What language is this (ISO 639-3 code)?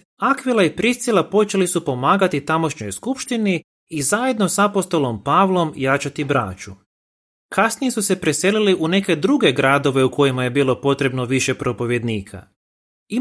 hrv